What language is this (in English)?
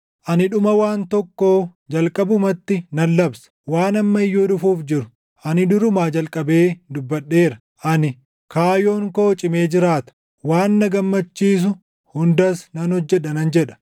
Oromo